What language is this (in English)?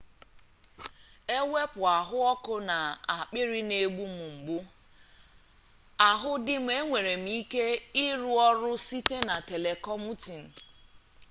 Igbo